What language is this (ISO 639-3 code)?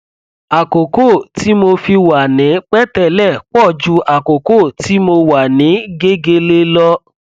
yor